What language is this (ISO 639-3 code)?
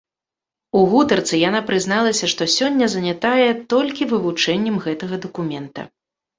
bel